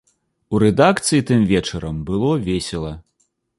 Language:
Belarusian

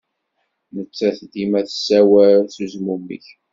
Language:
Kabyle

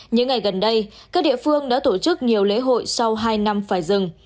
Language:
Vietnamese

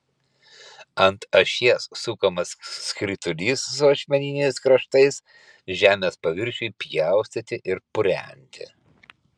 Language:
Lithuanian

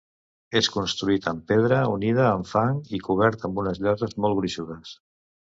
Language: Catalan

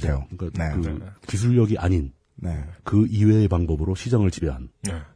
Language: Korean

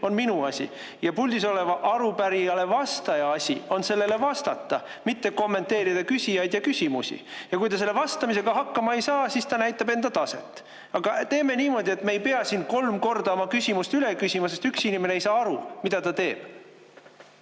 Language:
Estonian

